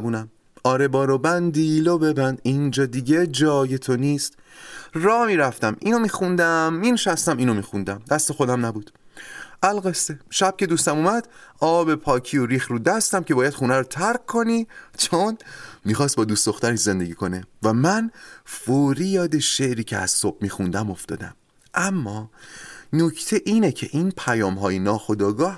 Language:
Persian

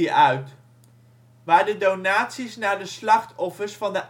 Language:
Dutch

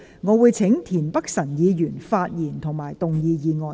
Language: Cantonese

